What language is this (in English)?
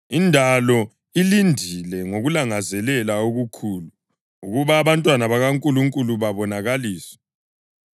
North Ndebele